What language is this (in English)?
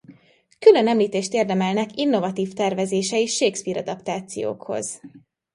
Hungarian